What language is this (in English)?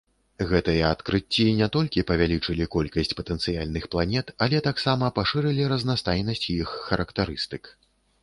Belarusian